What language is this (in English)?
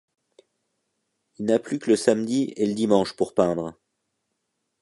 French